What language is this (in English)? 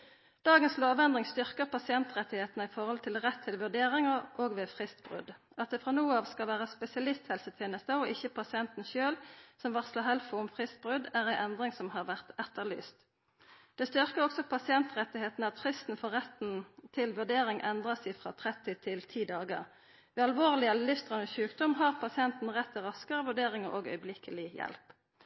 Norwegian Nynorsk